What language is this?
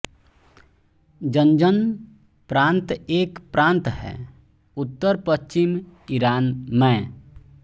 Hindi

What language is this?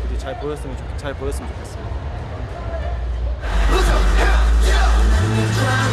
Korean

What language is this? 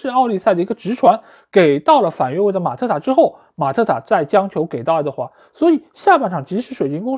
Chinese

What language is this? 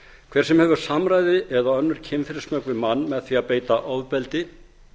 Icelandic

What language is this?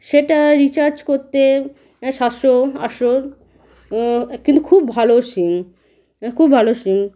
Bangla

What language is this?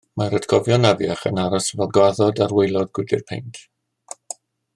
Welsh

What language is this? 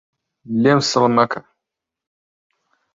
Central Kurdish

